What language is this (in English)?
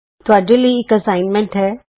Punjabi